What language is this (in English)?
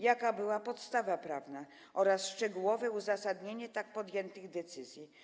Polish